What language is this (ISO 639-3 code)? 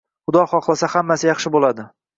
uzb